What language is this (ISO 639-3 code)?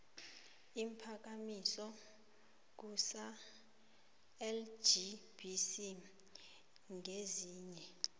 nbl